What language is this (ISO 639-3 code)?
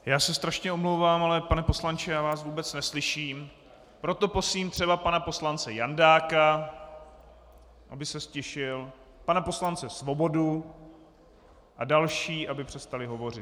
ces